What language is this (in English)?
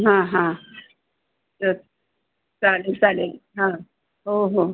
Marathi